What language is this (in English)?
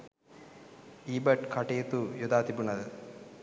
Sinhala